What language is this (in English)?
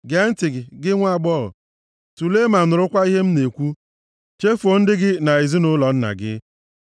Igbo